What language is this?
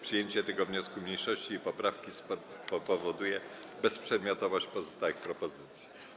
Polish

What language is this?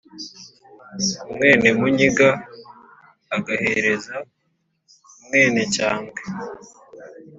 Kinyarwanda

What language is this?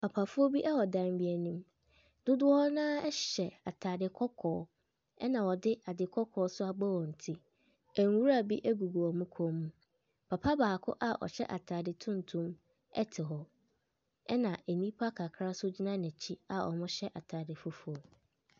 Akan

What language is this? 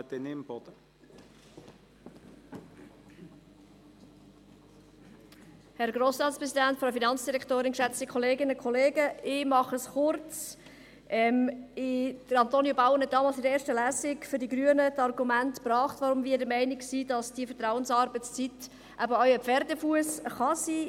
Swiss German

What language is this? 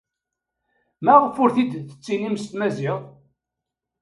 Kabyle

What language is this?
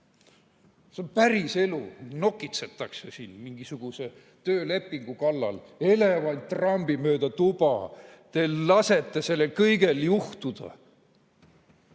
Estonian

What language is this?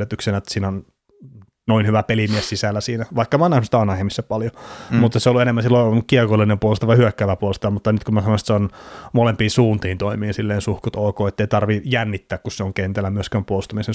Finnish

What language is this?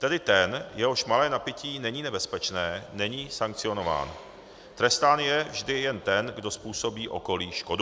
Czech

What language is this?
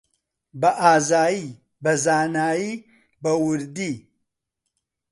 Central Kurdish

